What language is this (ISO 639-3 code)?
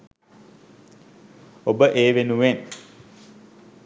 sin